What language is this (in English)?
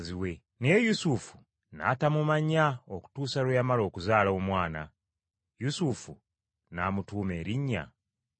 Ganda